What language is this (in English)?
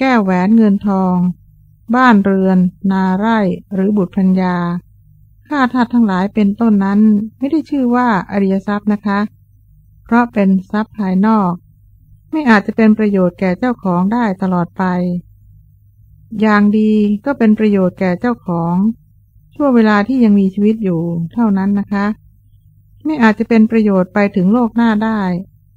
Thai